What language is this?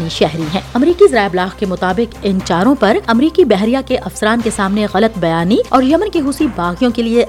Urdu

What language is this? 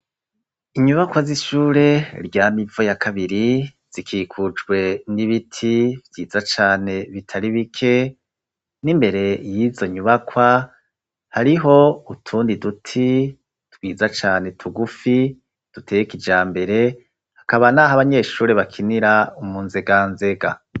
Rundi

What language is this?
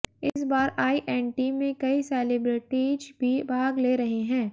Hindi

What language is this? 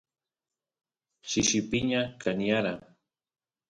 Santiago del Estero Quichua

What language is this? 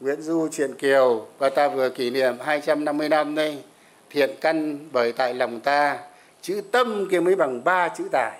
Vietnamese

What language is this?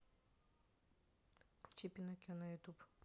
Russian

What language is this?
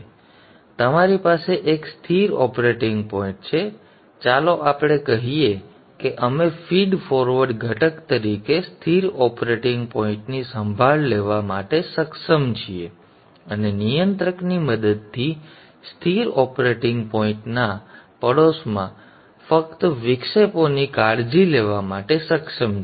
Gujarati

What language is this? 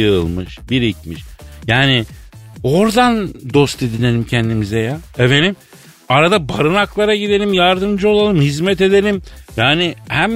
Turkish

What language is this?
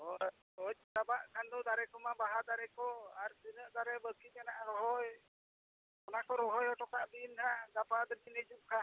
Santali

